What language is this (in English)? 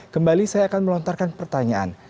Indonesian